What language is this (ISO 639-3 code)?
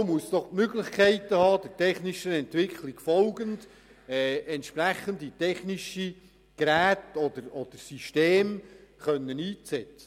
gsw